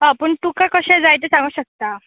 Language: Konkani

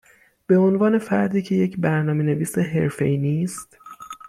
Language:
Persian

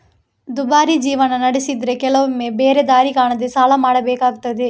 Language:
Kannada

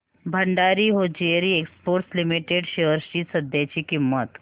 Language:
Marathi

